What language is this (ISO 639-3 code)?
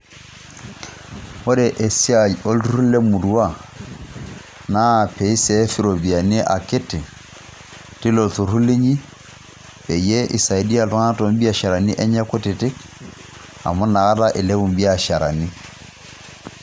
mas